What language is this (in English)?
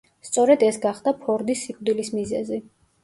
Georgian